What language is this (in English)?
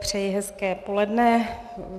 Czech